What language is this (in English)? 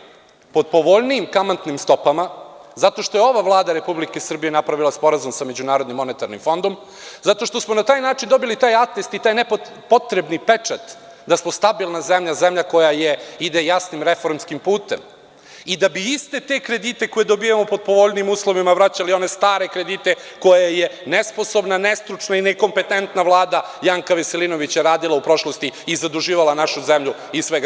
Serbian